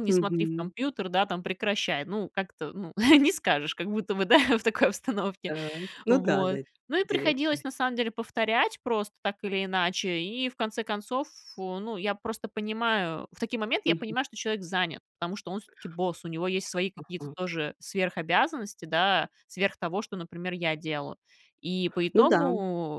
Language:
Russian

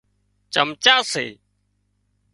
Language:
Wadiyara Koli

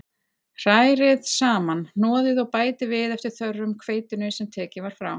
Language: Icelandic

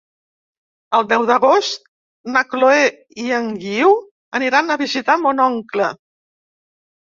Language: Catalan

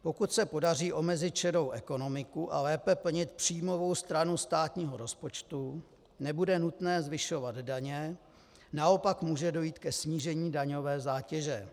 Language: Czech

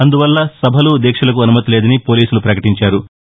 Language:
Telugu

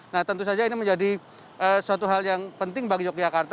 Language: Indonesian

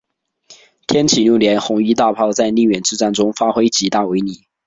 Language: Chinese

